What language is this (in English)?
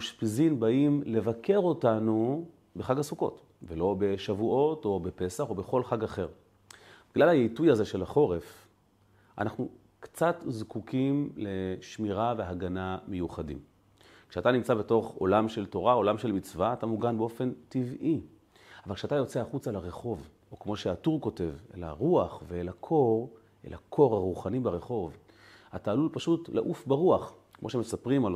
Hebrew